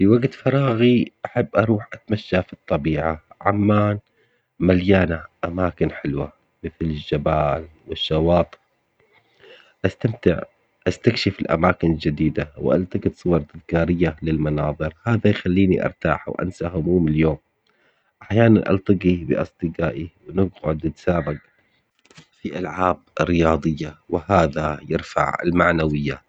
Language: Omani Arabic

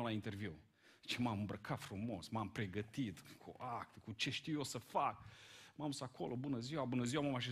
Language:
Romanian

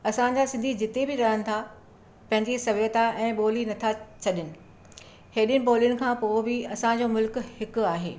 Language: Sindhi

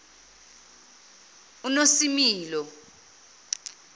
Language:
Zulu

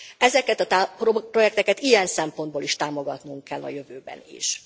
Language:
Hungarian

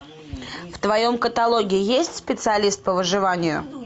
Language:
Russian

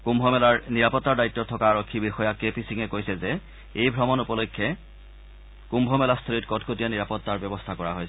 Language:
Assamese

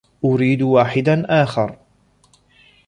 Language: Arabic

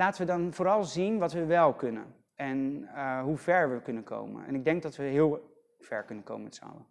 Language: Dutch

